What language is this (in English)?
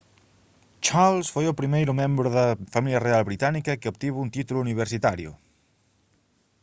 Galician